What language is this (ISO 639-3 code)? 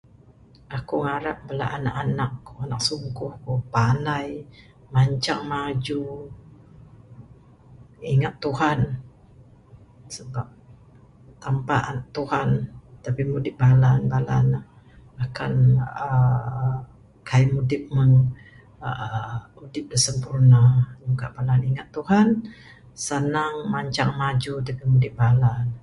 sdo